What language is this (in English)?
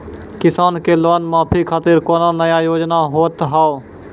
Maithili